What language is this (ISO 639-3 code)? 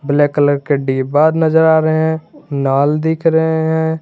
hin